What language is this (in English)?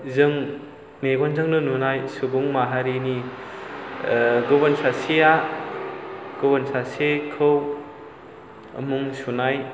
Bodo